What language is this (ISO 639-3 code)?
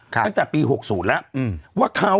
tha